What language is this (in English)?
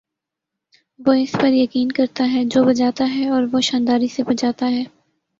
Urdu